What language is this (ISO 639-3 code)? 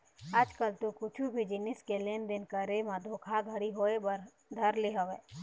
hne